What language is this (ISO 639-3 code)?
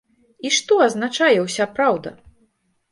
bel